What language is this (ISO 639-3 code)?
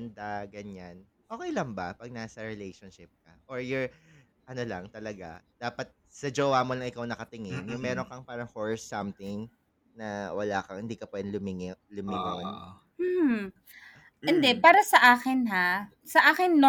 fil